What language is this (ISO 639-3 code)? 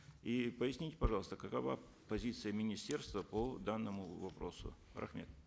kaz